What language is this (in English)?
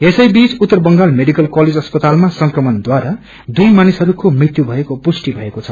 Nepali